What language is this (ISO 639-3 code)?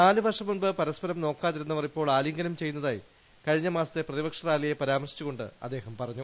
mal